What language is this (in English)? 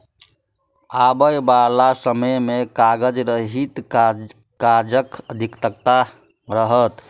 Maithili